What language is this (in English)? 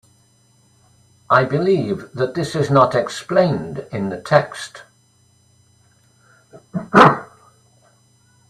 English